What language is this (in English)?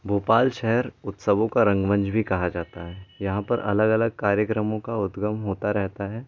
Hindi